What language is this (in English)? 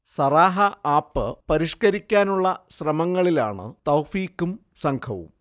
Malayalam